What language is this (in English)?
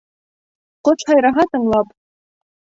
Bashkir